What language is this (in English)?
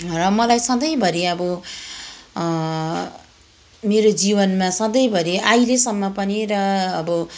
Nepali